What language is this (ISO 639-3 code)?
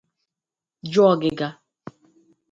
ibo